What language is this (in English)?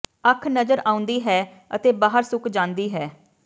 Punjabi